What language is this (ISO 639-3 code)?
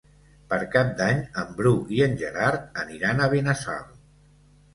cat